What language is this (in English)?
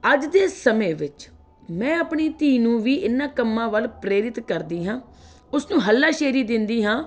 Punjabi